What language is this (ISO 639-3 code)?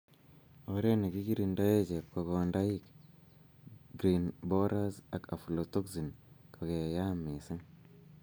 kln